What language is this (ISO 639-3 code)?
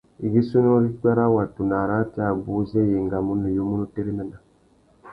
bag